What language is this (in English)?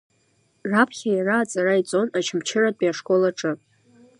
Abkhazian